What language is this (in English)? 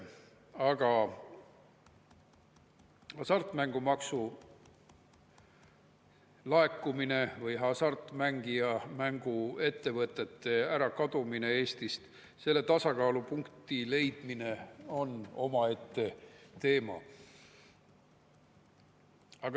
Estonian